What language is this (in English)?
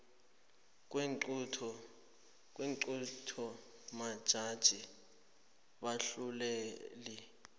South Ndebele